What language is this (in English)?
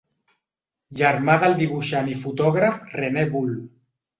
Catalan